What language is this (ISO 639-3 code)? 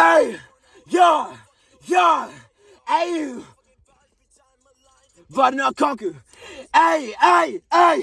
eng